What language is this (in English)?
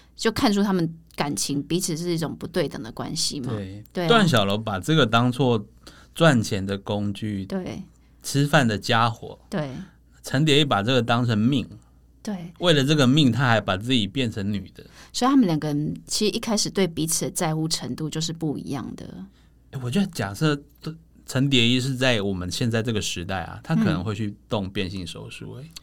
Chinese